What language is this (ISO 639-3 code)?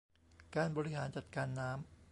tha